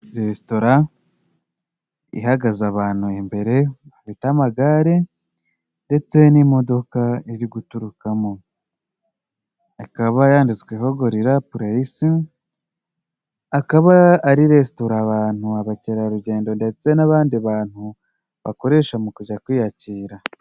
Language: Kinyarwanda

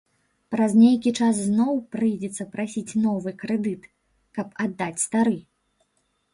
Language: Belarusian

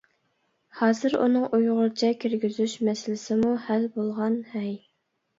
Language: Uyghur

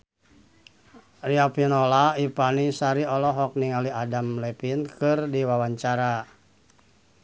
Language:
Sundanese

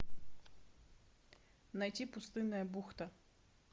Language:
Russian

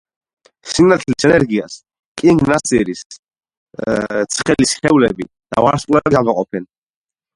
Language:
Georgian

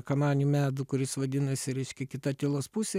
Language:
Lithuanian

